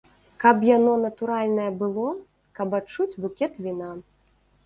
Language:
Belarusian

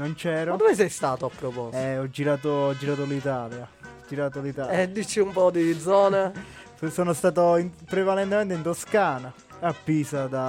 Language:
Italian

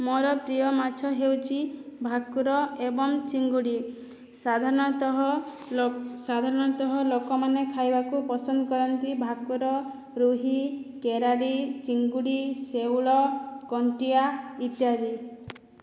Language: Odia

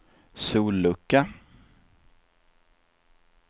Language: Swedish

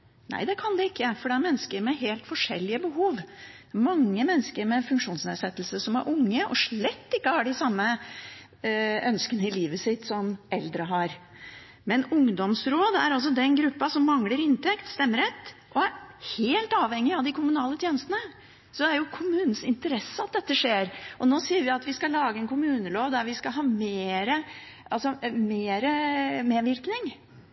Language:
Norwegian Bokmål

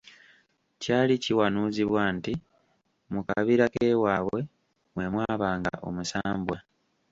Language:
Ganda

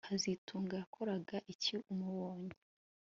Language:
Kinyarwanda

